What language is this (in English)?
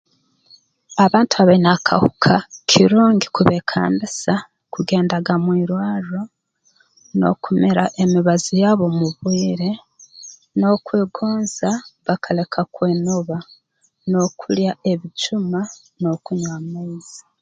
Tooro